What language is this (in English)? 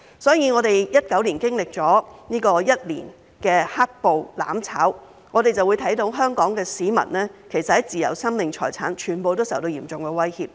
Cantonese